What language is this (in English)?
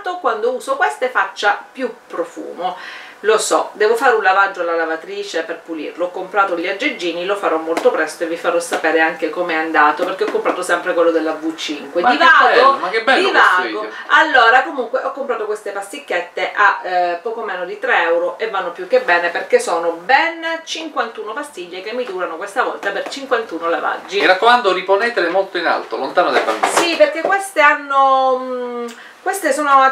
Italian